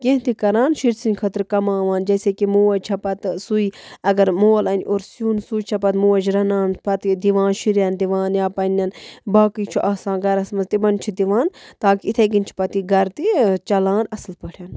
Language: Kashmiri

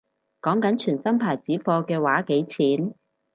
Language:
Cantonese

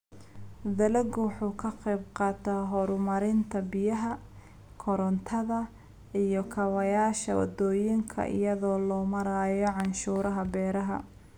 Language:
Somali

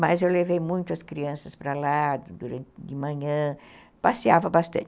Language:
Portuguese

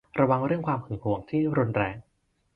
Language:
Thai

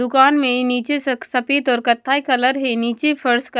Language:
Hindi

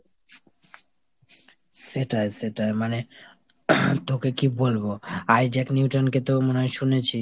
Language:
Bangla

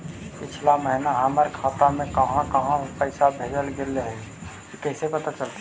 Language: Magahi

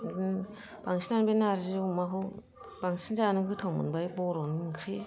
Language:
Bodo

